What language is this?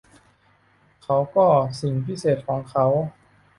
Thai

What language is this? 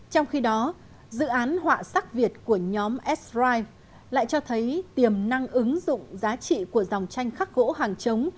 Vietnamese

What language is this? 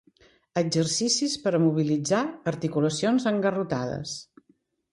Catalan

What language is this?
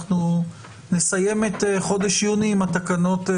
Hebrew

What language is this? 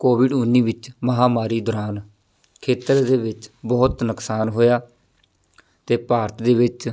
Punjabi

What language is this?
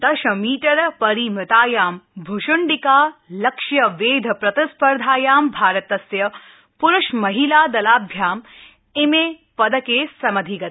Sanskrit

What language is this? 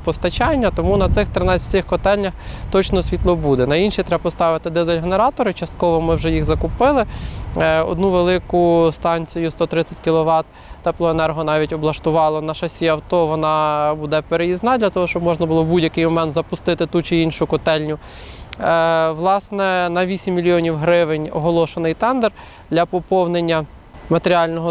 Ukrainian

